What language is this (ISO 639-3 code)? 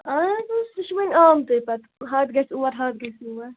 kas